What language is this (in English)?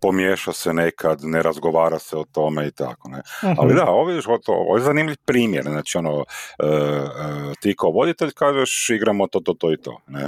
Croatian